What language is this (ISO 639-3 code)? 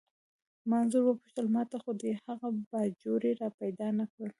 pus